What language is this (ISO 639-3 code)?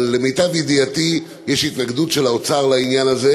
heb